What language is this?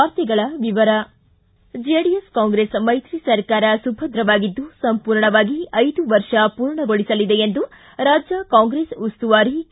Kannada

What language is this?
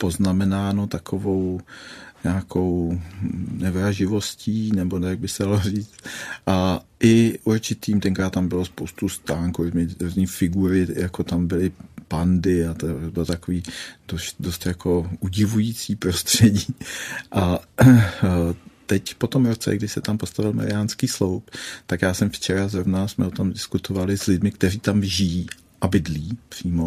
Czech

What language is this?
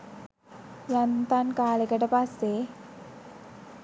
Sinhala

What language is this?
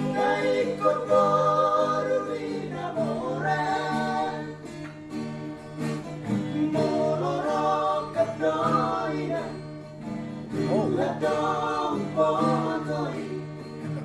English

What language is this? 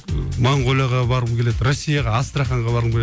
Kazakh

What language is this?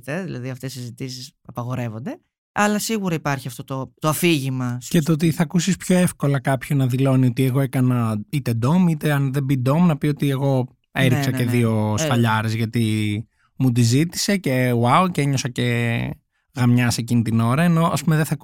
Greek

